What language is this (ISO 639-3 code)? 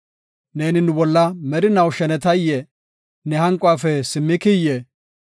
gof